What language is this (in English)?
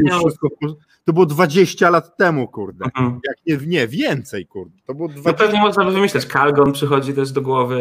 Polish